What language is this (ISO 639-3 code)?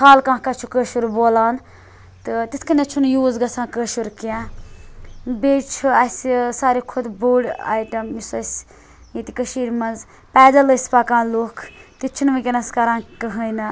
kas